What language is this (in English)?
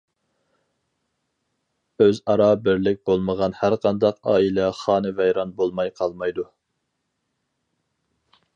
Uyghur